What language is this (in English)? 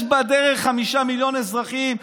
Hebrew